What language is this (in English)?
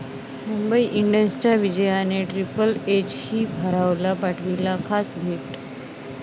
Marathi